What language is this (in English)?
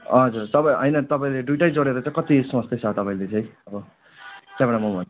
Nepali